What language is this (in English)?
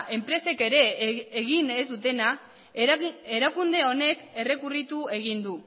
Basque